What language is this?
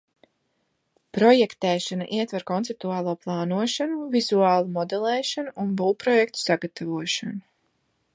Latvian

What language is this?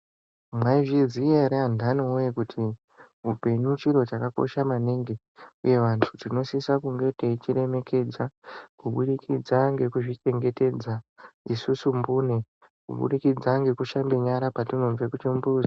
Ndau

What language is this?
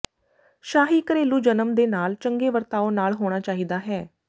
Punjabi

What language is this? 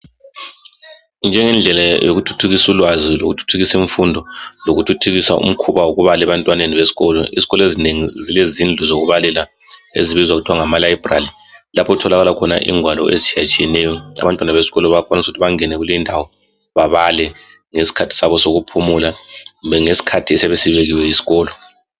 North Ndebele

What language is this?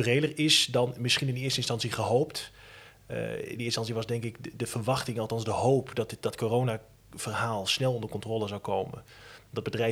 Dutch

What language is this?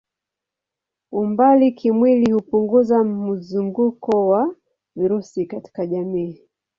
Swahili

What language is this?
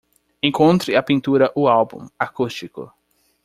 Portuguese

